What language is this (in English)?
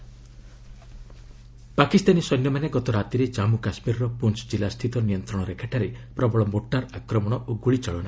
Odia